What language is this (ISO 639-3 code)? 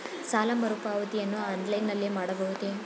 kan